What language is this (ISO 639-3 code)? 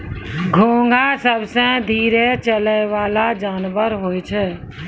mai